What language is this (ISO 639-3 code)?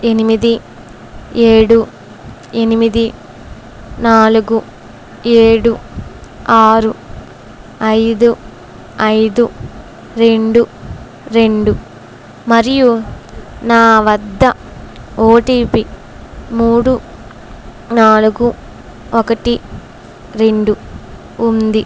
tel